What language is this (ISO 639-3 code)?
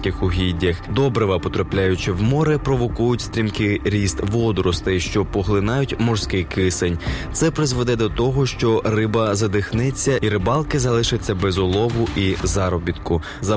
ukr